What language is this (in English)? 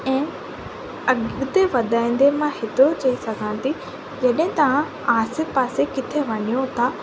Sindhi